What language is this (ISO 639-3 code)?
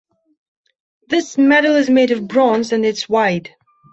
eng